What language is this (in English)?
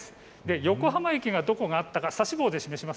Japanese